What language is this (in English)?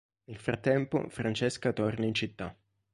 Italian